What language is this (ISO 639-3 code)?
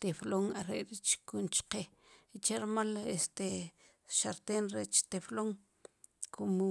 qum